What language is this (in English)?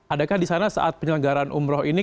Indonesian